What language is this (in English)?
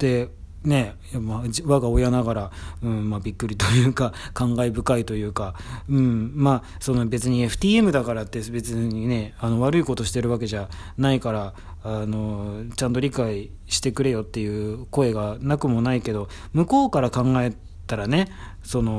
Japanese